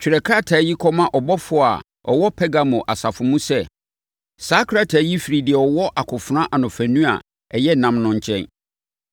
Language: Akan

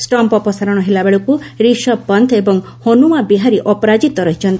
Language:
Odia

